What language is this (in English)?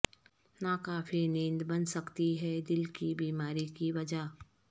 Urdu